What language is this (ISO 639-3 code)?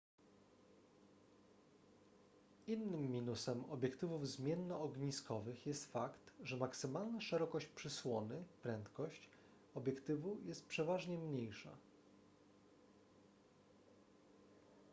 pol